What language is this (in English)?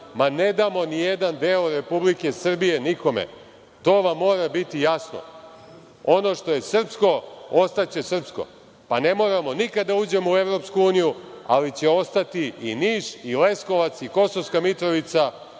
Serbian